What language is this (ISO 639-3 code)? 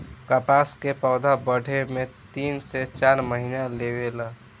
bho